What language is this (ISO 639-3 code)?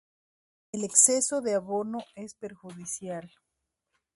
spa